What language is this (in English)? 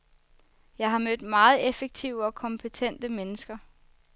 Danish